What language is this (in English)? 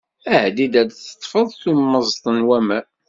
Kabyle